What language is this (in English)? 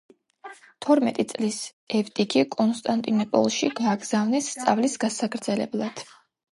Georgian